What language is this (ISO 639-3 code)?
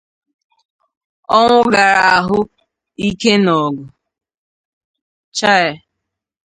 ibo